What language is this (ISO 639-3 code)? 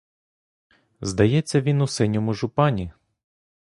ukr